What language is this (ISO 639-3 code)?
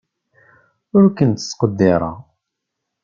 kab